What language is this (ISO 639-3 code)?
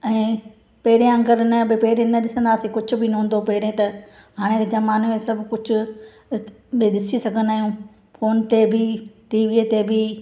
snd